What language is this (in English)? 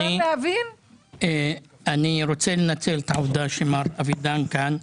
Hebrew